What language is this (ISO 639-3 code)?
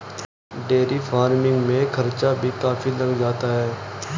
hin